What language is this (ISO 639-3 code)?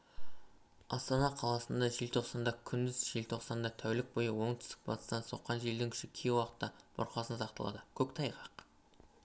kaz